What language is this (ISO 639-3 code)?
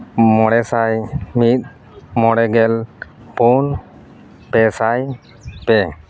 sat